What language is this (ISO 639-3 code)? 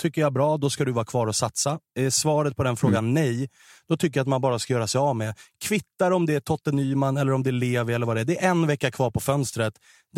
swe